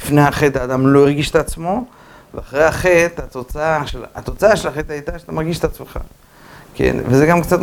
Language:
Hebrew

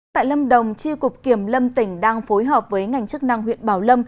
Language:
Vietnamese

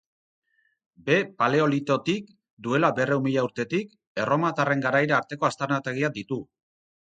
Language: Basque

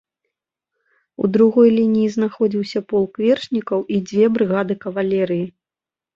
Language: Belarusian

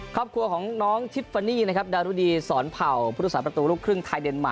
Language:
Thai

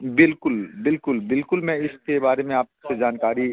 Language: Hindi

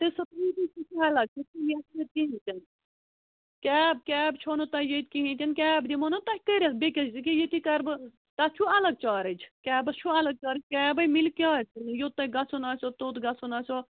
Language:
Kashmiri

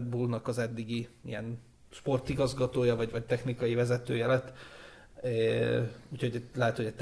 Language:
Hungarian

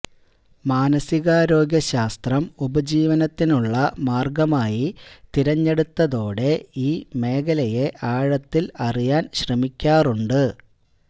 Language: Malayalam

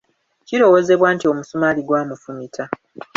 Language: Ganda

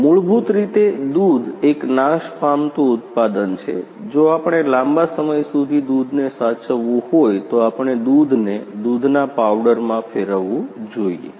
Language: Gujarati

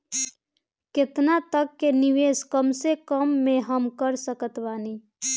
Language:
Bhojpuri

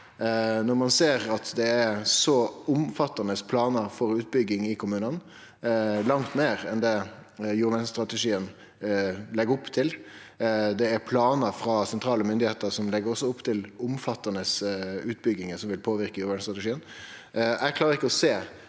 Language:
Norwegian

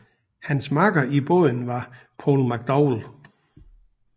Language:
Danish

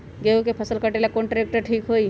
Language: Magahi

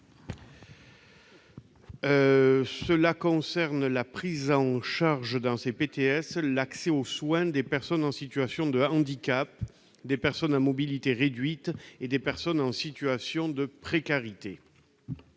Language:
French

